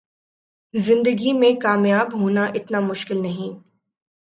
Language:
Urdu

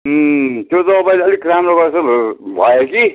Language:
Nepali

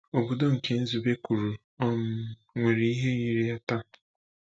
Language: Igbo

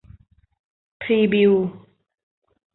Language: Thai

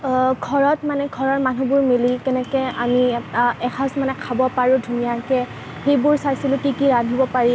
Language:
Assamese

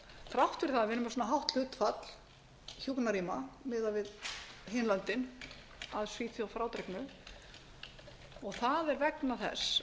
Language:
Icelandic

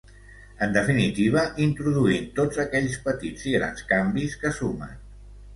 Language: Catalan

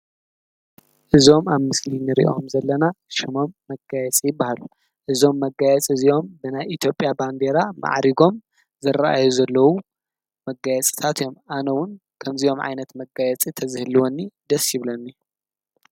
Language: Tigrinya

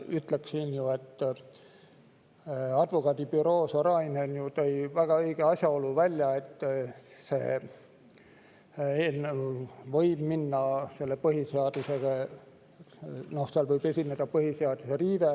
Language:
Estonian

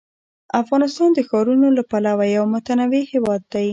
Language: Pashto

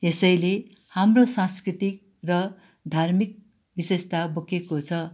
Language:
Nepali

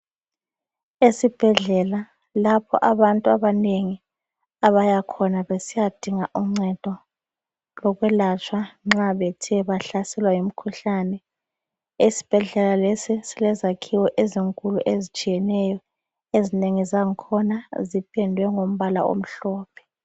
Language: North Ndebele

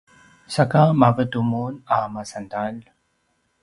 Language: Paiwan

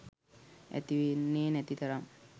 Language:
Sinhala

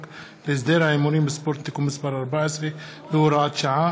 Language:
Hebrew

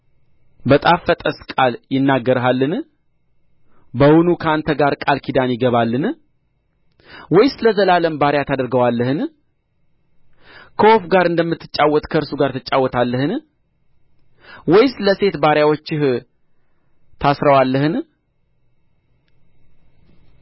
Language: Amharic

